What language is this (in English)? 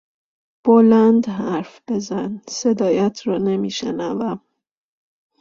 Persian